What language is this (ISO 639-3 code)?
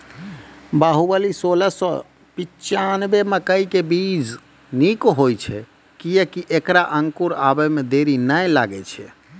mai